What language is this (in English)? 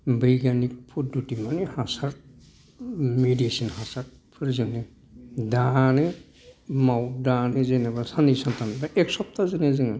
Bodo